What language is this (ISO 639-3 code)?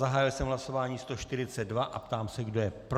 ces